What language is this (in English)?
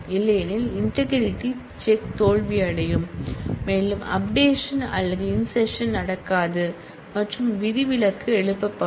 Tamil